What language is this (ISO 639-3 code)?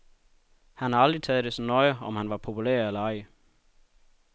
dan